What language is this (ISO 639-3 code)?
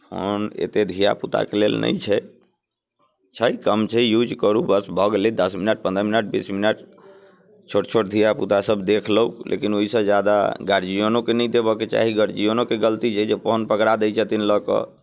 mai